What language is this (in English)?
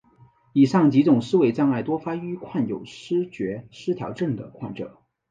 Chinese